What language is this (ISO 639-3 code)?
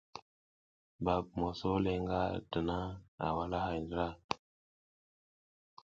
giz